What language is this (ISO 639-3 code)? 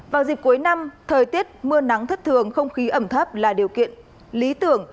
vie